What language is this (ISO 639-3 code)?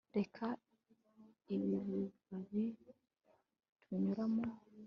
kin